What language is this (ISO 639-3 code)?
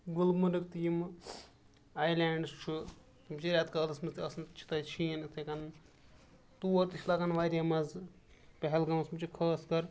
kas